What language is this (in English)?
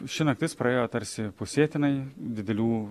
Lithuanian